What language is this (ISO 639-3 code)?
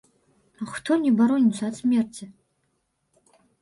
bel